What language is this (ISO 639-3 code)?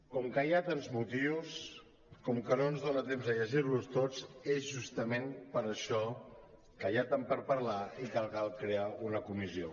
cat